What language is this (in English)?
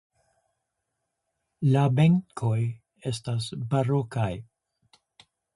Esperanto